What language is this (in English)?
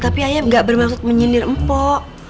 Indonesian